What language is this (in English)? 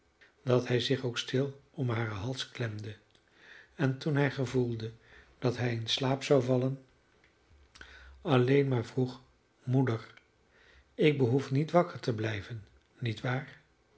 Dutch